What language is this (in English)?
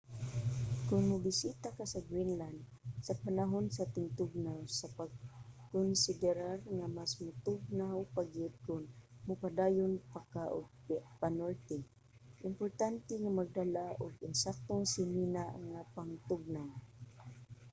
Cebuano